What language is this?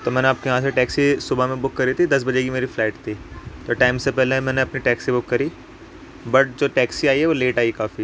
Urdu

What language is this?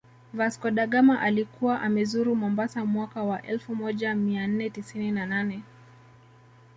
Swahili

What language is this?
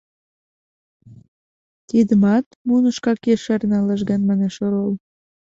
Mari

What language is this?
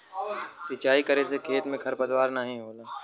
Bhojpuri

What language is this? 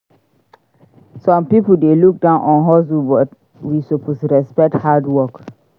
Nigerian Pidgin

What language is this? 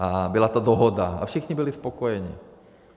Czech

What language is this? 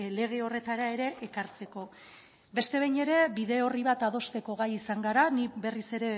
Basque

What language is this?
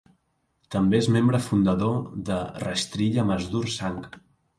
Catalan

